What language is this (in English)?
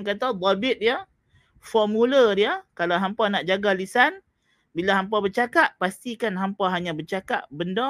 Malay